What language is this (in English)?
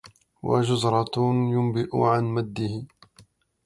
Arabic